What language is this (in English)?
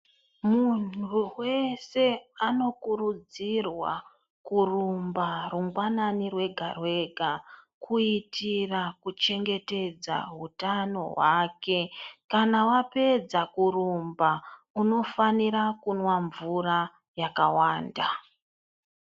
Ndau